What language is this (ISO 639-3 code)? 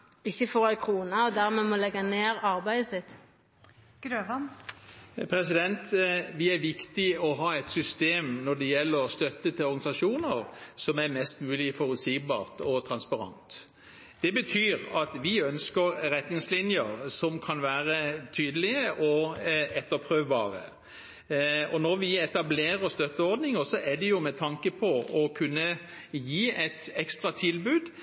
nor